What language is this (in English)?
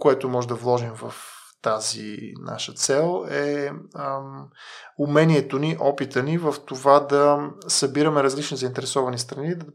Bulgarian